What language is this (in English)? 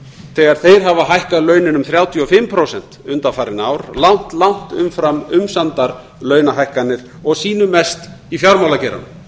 Icelandic